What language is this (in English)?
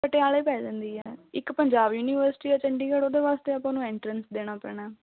Punjabi